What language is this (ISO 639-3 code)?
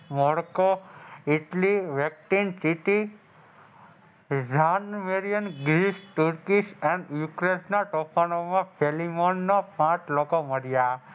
guj